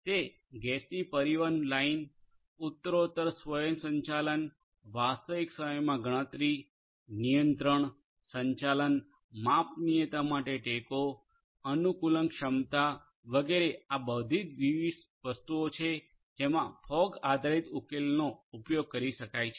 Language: Gujarati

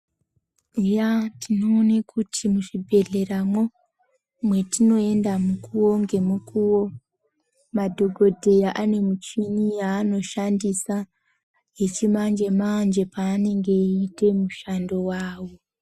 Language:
Ndau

